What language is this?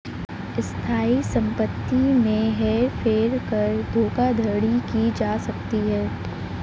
Hindi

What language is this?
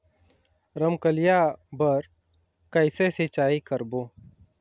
Chhattisgarhi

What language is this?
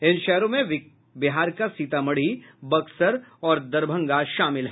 Hindi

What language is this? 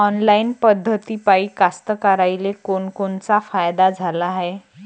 Marathi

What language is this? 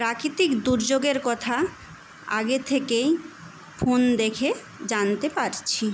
Bangla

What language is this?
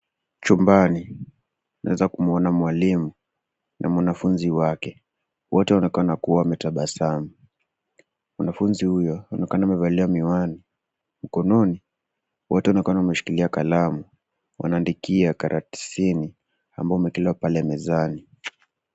Swahili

